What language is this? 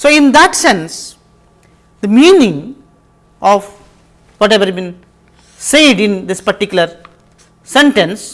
English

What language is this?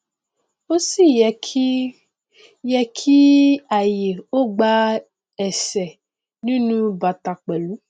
Yoruba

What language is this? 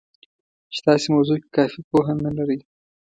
Pashto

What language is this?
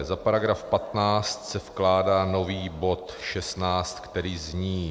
Czech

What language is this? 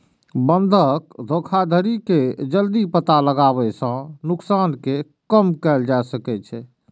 Maithili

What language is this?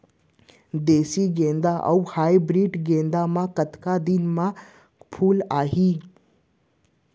Chhattisgarhi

